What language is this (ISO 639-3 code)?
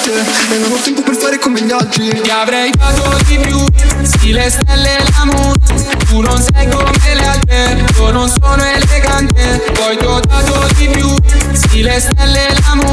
ita